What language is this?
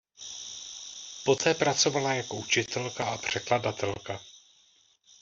Czech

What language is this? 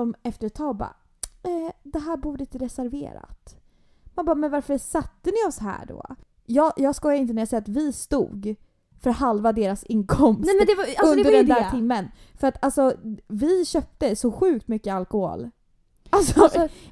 Swedish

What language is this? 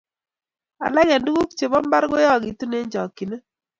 Kalenjin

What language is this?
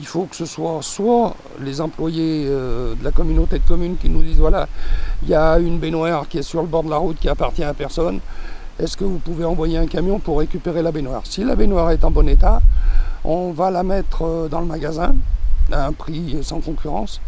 French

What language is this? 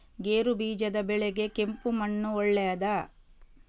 Kannada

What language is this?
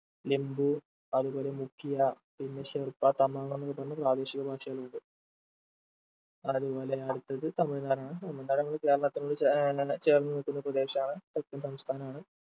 Malayalam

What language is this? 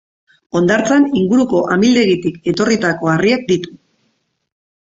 Basque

